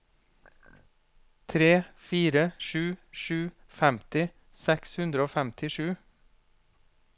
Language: Norwegian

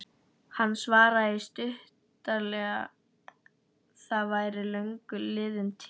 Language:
Icelandic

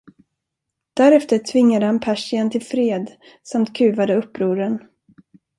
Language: Swedish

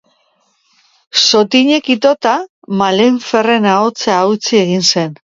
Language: Basque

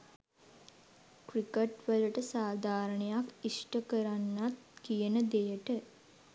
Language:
Sinhala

